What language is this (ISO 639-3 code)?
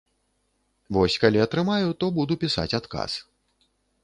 bel